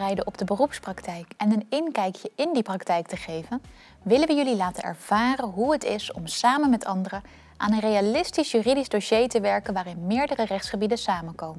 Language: Dutch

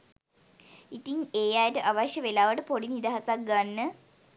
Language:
Sinhala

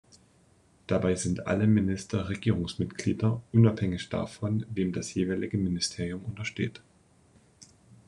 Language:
German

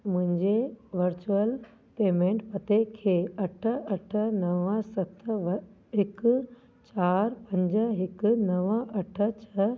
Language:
Sindhi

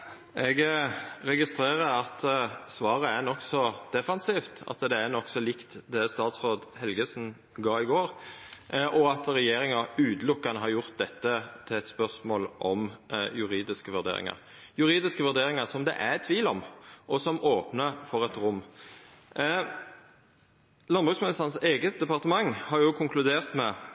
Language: Norwegian Nynorsk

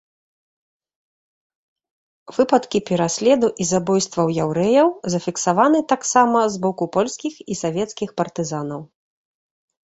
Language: Belarusian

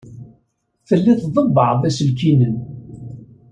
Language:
Kabyle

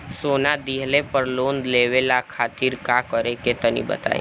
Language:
Bhojpuri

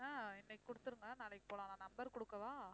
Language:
Tamil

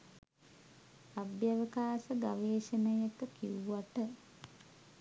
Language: Sinhala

